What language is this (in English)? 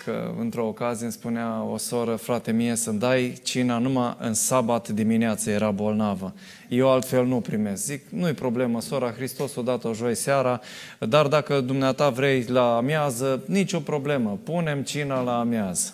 Romanian